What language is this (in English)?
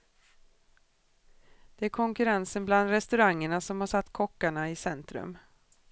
Swedish